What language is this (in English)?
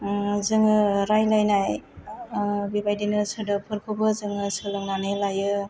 Bodo